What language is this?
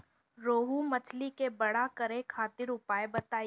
Bhojpuri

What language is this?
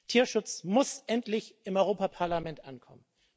German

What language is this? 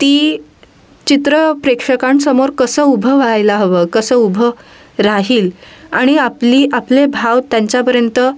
Marathi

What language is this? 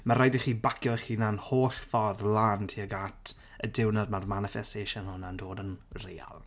Welsh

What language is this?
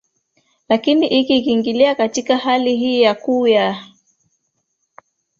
Swahili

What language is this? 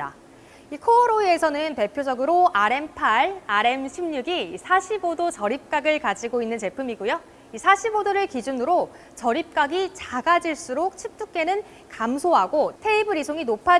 Korean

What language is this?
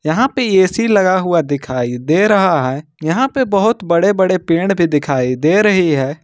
Hindi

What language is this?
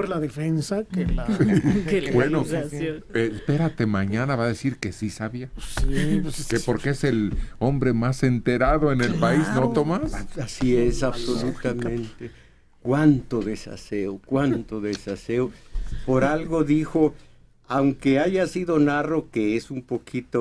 Spanish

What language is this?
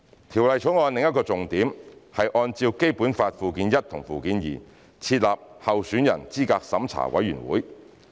Cantonese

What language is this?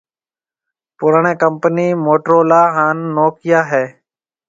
Marwari (Pakistan)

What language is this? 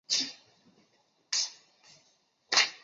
Chinese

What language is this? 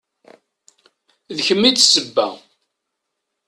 Kabyle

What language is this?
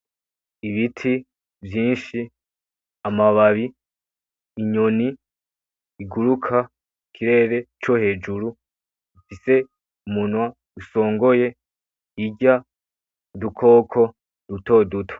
Rundi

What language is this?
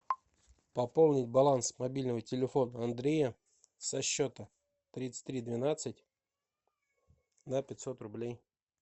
Russian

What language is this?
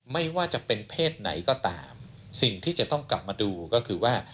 Thai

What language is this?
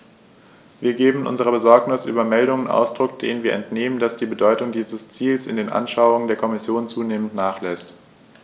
German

